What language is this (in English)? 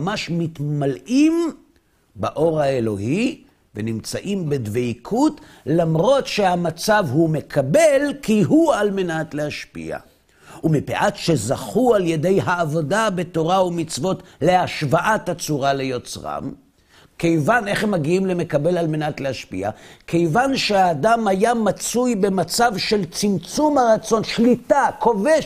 Hebrew